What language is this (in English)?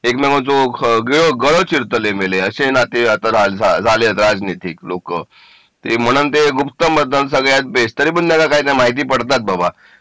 Marathi